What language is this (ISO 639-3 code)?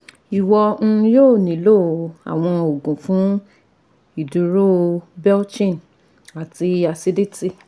yor